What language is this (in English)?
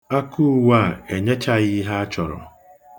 Igbo